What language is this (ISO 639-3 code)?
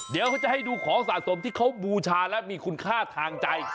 tha